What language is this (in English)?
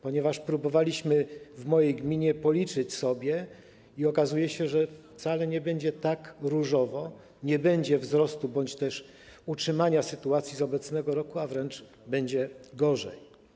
Polish